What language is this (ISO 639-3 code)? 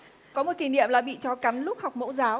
vie